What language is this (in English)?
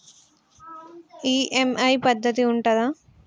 Telugu